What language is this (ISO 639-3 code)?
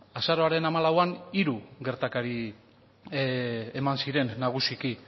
eus